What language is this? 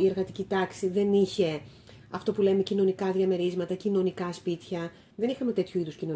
Greek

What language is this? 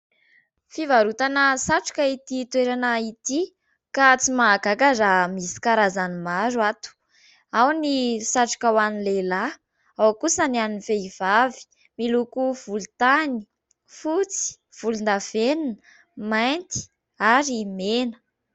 Malagasy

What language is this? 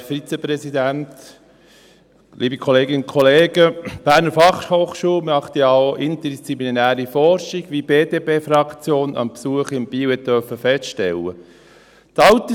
Swiss German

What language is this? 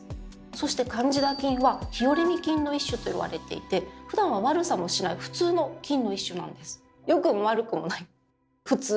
Japanese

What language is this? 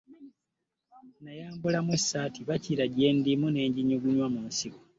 Ganda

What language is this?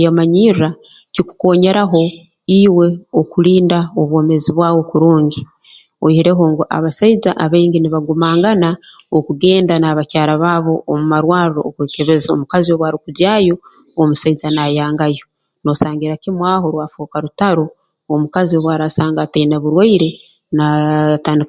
Tooro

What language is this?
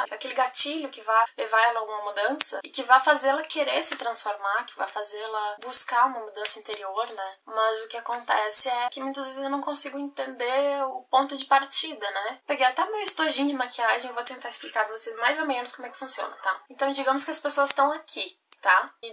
Portuguese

